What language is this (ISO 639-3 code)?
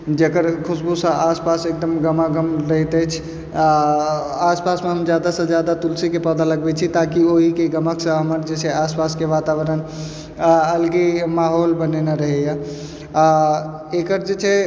mai